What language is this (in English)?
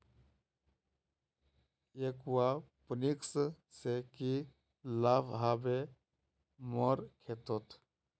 Magahi